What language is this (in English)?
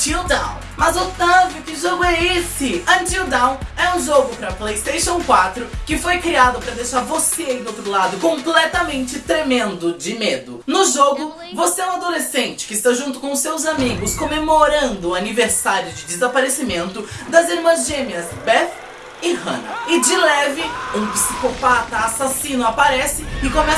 Portuguese